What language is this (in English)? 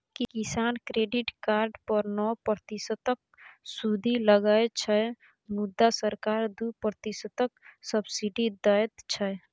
Maithili